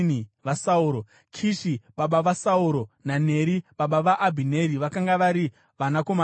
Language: Shona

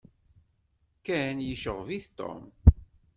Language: Kabyle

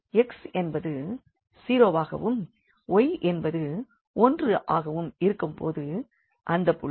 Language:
Tamil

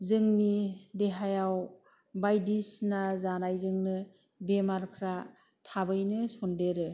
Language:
Bodo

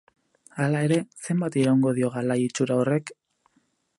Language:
Basque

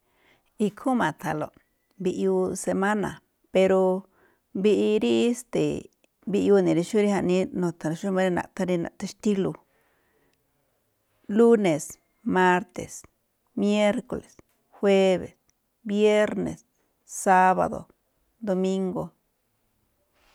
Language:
Malinaltepec Me'phaa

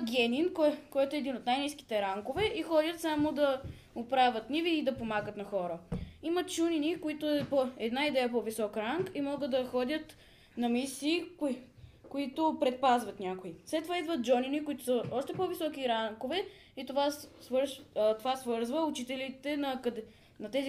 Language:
Bulgarian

